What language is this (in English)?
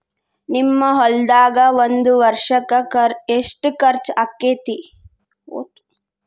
Kannada